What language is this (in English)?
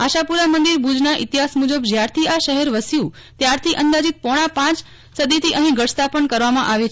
Gujarati